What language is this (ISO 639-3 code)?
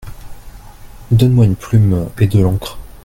fra